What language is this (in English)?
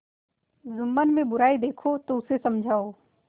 Hindi